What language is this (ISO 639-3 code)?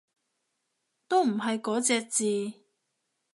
yue